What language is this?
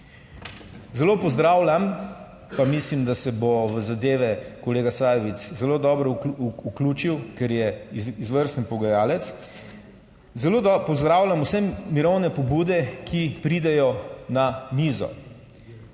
Slovenian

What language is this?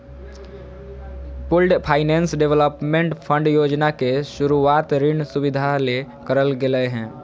Magahi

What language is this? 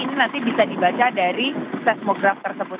Indonesian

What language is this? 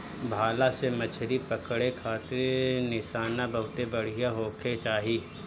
Bhojpuri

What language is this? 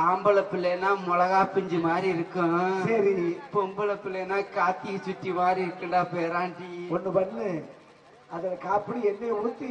Tamil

